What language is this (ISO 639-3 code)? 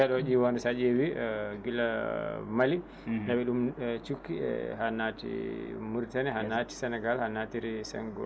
ful